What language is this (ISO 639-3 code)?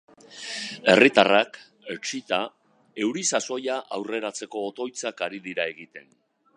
eus